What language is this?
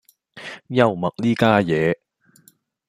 Cantonese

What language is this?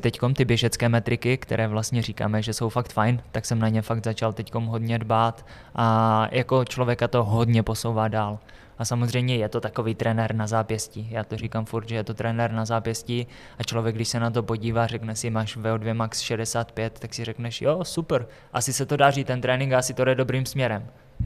Czech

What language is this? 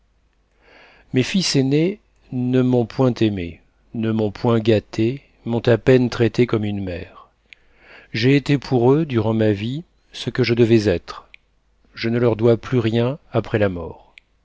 French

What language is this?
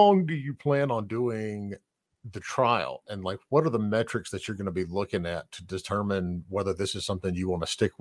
English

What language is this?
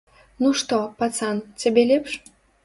Belarusian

